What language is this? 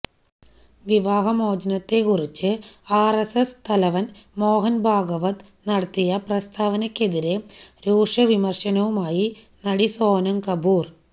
Malayalam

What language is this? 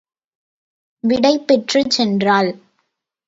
Tamil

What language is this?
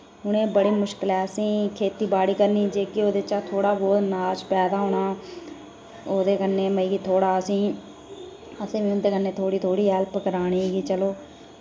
Dogri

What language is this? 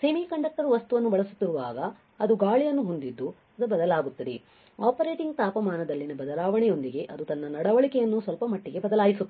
Kannada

